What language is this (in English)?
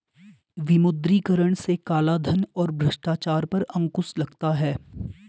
Hindi